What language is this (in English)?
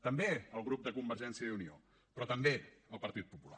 Catalan